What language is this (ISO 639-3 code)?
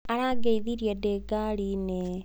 kik